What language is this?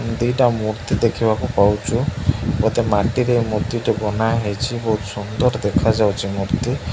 Odia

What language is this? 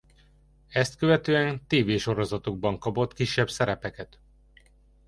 Hungarian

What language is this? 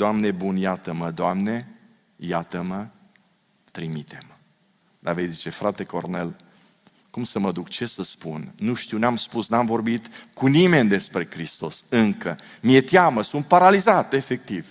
Romanian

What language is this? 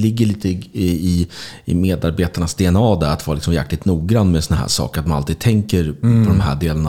Swedish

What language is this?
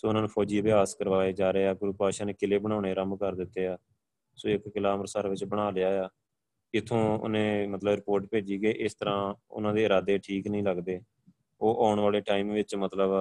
Punjabi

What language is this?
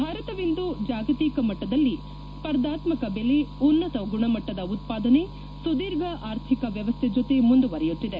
Kannada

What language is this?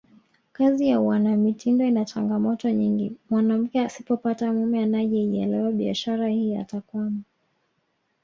Swahili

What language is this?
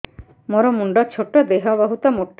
Odia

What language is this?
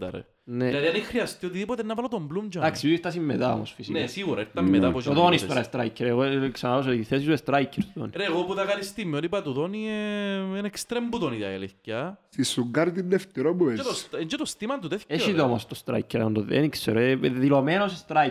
Greek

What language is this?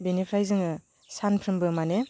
Bodo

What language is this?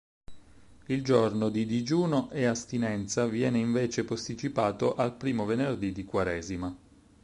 Italian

